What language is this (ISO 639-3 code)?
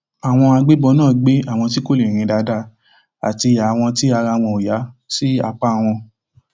yor